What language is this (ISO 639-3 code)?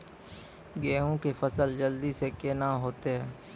mai